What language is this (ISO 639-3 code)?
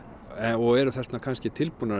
isl